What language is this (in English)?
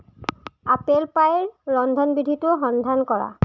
Assamese